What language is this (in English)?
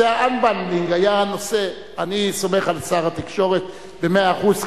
Hebrew